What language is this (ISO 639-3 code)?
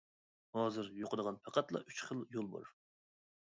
uig